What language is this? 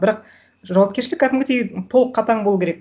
Kazakh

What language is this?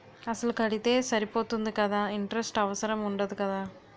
Telugu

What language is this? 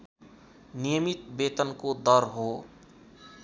Nepali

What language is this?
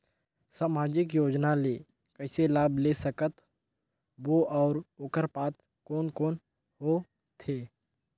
Chhattisgarhi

